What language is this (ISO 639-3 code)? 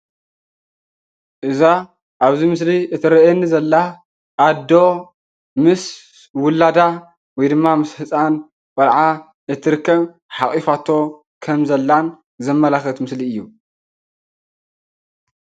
tir